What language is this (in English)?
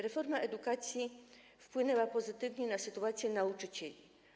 Polish